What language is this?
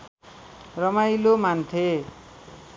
Nepali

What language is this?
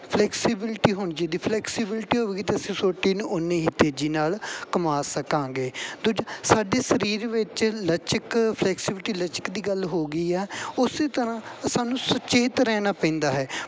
Punjabi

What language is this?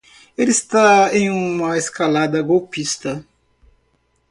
Portuguese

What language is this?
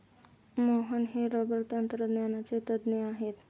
Marathi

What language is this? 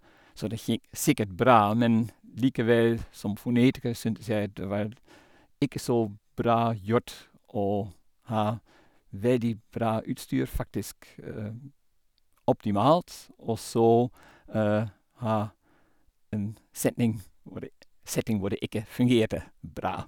Norwegian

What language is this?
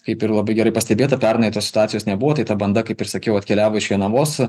Lithuanian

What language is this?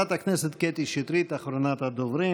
Hebrew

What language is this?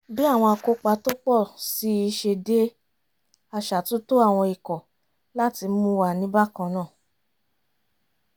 Yoruba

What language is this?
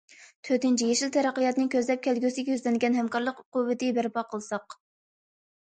Uyghur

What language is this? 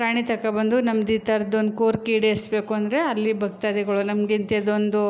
Kannada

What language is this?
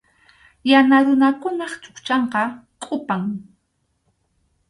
Arequipa-La Unión Quechua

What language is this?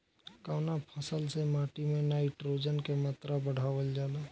Bhojpuri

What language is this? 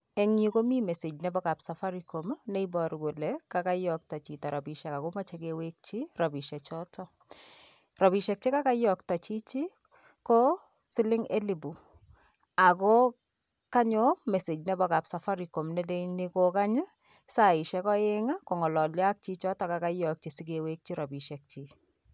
Kalenjin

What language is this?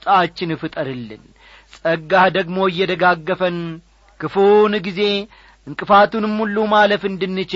Amharic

